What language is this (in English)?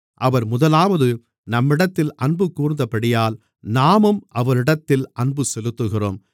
Tamil